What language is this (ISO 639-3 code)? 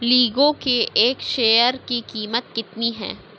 urd